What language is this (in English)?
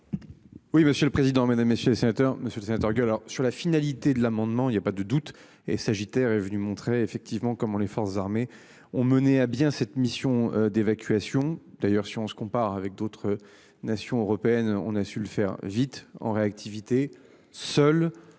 French